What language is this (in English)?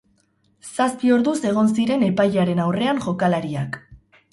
Basque